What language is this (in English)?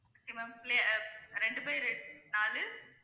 Tamil